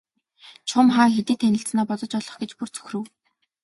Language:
Mongolian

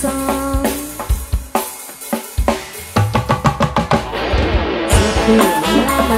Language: Indonesian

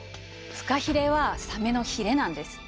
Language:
Japanese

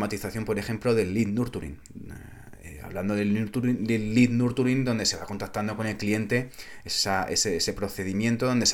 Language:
Spanish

